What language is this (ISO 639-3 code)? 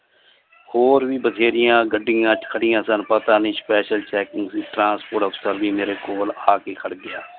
pan